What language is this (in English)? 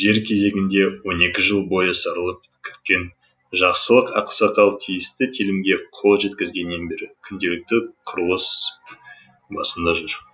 Kazakh